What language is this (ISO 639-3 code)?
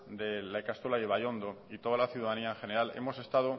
spa